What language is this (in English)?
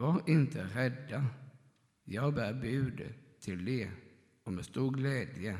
Swedish